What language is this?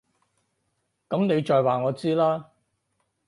Cantonese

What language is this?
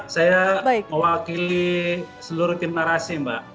Indonesian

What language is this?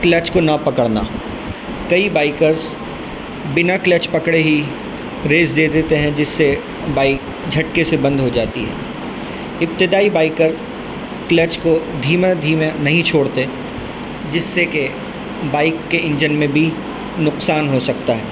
Urdu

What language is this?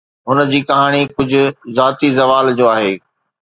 Sindhi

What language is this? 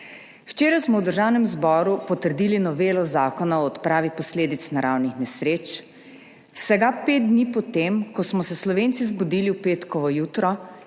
Slovenian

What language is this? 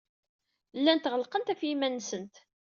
Kabyle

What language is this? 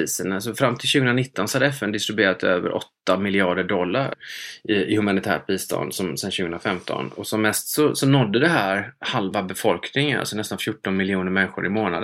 Swedish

